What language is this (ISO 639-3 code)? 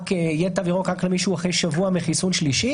heb